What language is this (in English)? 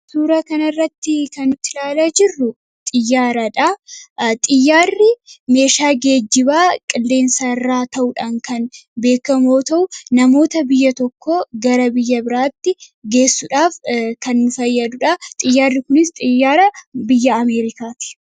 Oromo